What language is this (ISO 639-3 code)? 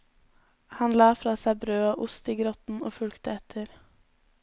nor